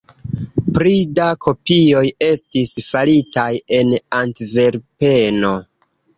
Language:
Esperanto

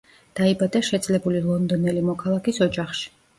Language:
Georgian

